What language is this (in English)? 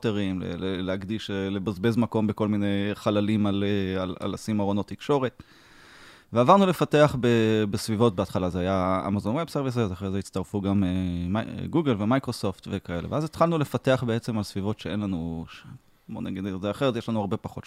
Hebrew